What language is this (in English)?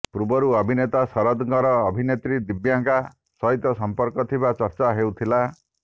Odia